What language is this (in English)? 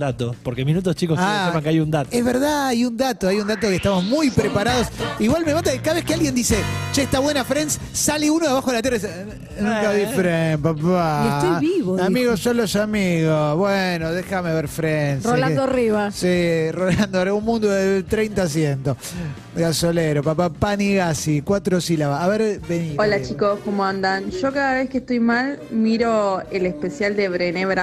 Spanish